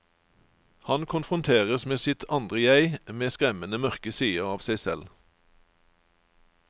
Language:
Norwegian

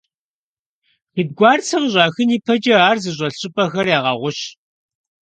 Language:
Kabardian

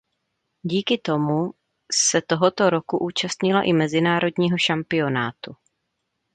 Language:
Czech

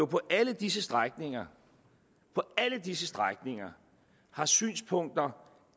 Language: Danish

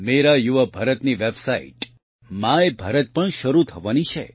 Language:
Gujarati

